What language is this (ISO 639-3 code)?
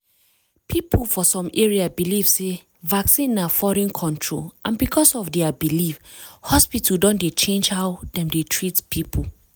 pcm